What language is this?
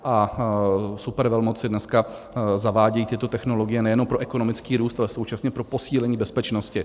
Czech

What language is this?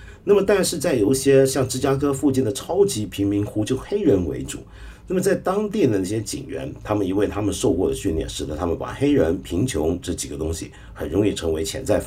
Chinese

